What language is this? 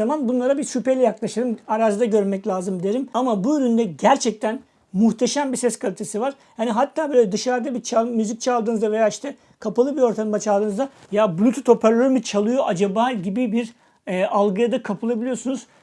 Turkish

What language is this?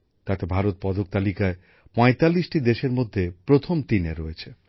Bangla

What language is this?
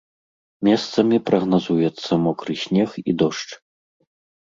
Belarusian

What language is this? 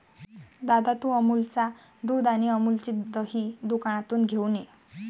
Marathi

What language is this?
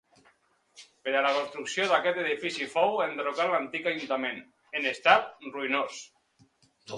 Catalan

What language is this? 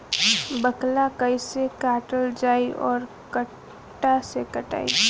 Bhojpuri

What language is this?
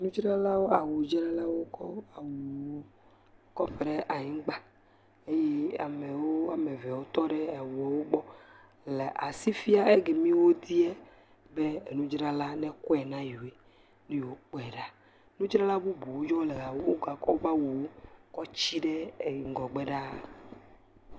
Ewe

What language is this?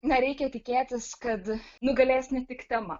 Lithuanian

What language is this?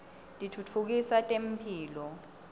Swati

